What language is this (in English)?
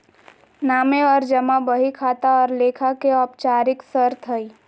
Magahi